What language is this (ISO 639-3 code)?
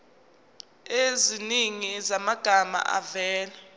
zul